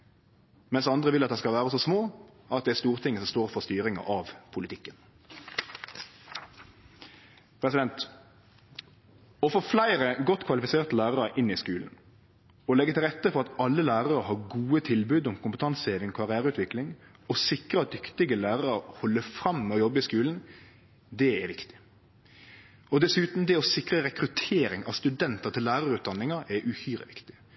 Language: Norwegian Nynorsk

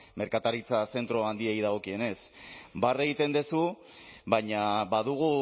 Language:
Basque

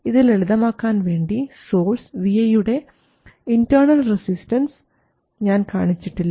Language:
Malayalam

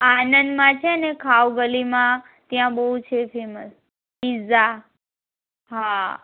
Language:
Gujarati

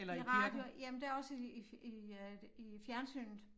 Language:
Danish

